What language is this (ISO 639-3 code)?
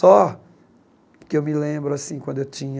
por